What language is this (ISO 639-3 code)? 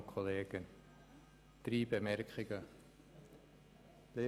gsw